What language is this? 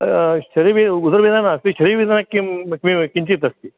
Sanskrit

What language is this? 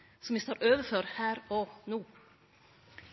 Norwegian Nynorsk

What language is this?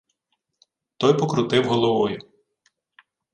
Ukrainian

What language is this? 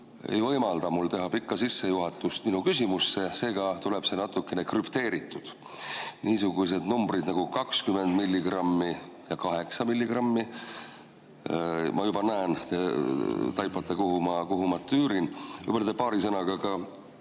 Estonian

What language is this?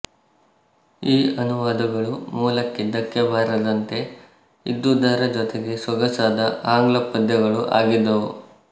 Kannada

